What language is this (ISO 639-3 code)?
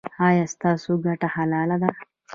pus